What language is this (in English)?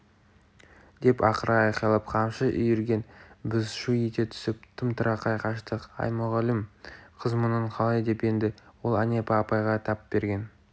Kazakh